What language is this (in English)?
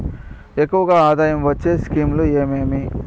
Telugu